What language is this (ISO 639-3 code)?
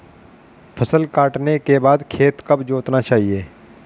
hin